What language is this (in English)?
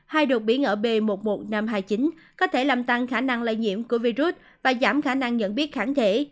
Vietnamese